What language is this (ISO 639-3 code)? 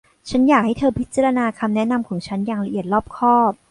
tha